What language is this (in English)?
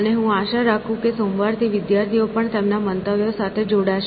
Gujarati